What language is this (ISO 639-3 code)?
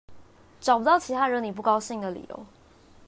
zho